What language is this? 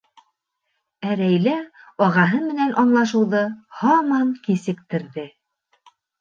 Bashkir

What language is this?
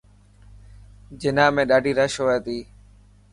Dhatki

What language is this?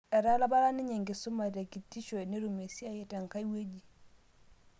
Masai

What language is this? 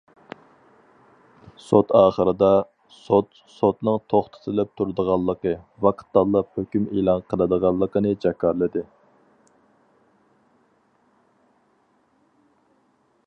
Uyghur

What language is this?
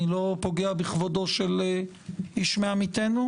Hebrew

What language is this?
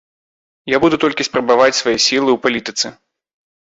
Belarusian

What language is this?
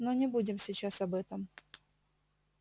Russian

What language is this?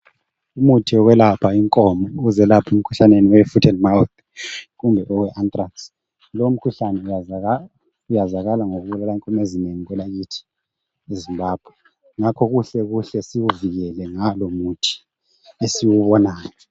North Ndebele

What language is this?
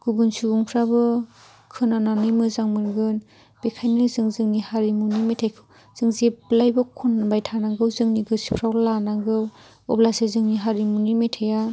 Bodo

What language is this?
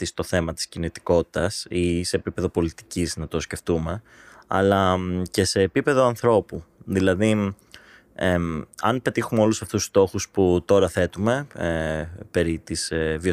Greek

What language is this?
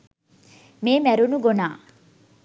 Sinhala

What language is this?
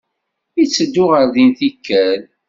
Kabyle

